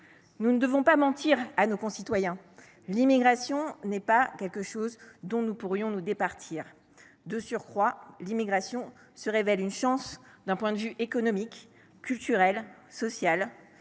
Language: French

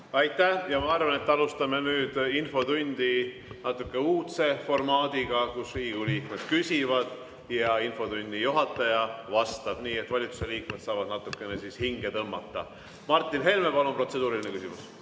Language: Estonian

